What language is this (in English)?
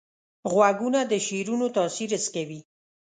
Pashto